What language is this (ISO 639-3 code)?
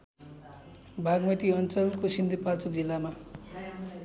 nep